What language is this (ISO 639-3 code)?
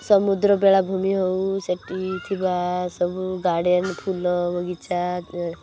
ori